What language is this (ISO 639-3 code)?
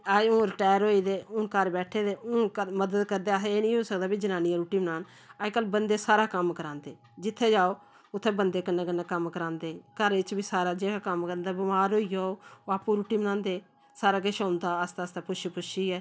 doi